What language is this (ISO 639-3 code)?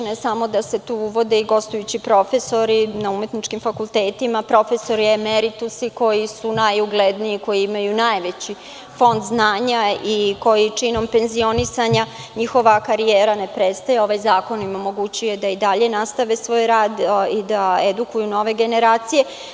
srp